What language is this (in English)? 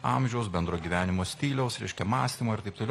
Lithuanian